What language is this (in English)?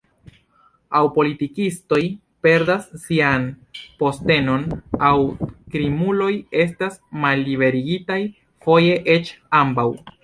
Esperanto